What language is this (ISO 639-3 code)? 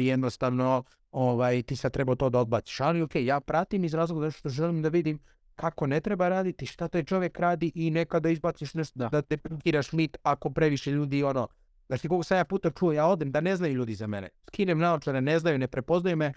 hrv